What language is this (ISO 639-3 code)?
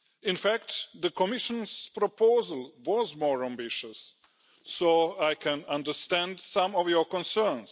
eng